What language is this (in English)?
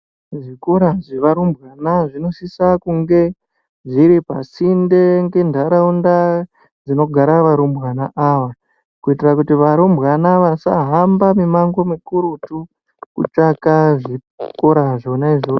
Ndau